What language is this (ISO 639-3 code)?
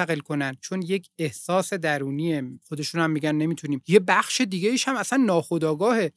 fas